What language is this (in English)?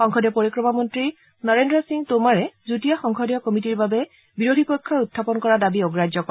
Assamese